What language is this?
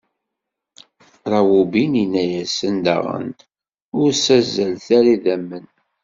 Kabyle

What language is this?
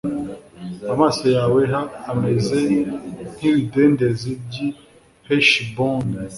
Kinyarwanda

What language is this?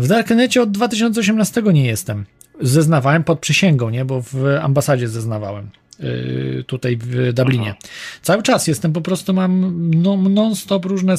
Polish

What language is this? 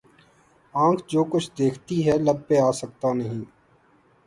Urdu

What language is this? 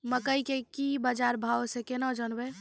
Maithili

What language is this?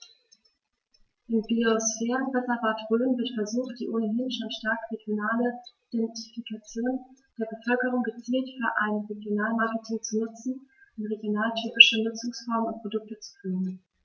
German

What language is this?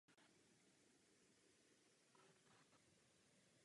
Czech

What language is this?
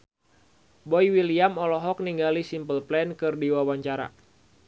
Sundanese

